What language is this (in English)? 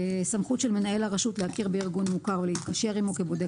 Hebrew